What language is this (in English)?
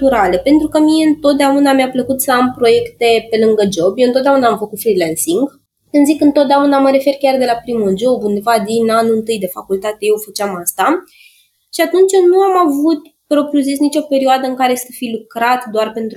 Romanian